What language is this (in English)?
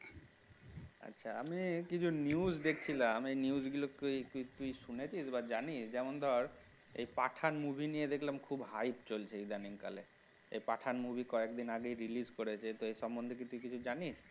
Bangla